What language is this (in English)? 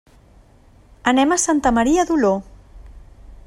Catalan